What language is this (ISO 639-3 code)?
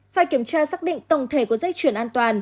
vie